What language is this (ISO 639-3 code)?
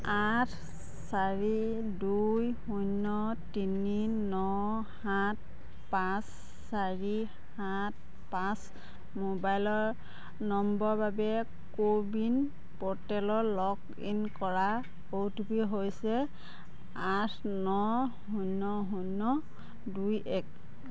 asm